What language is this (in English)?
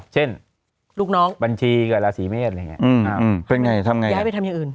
Thai